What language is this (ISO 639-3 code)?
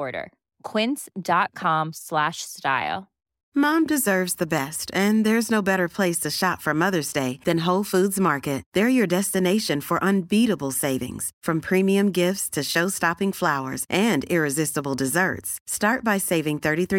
swe